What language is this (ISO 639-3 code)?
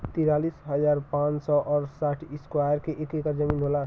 bho